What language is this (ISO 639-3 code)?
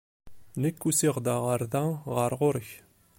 kab